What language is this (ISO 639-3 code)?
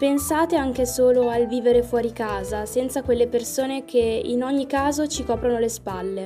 ita